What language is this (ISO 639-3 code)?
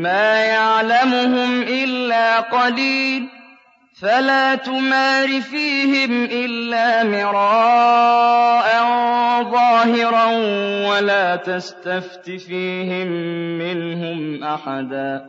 ara